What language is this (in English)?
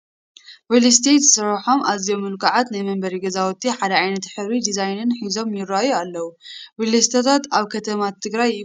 Tigrinya